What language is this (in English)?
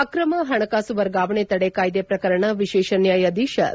Kannada